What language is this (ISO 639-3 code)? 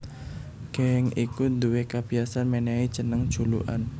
jav